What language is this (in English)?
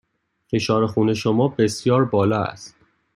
Persian